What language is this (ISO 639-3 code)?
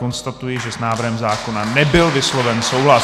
ces